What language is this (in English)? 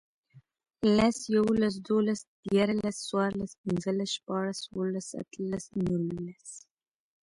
Pashto